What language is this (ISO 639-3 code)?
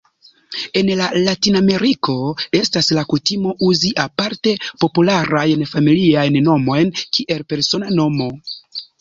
epo